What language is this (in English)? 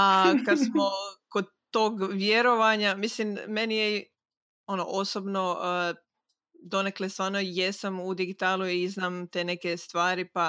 Croatian